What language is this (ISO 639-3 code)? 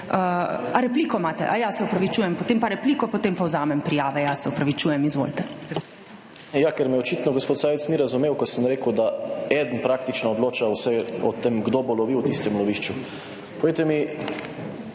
slv